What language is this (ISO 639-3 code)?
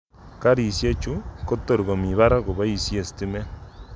kln